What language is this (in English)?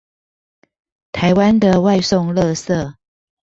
Chinese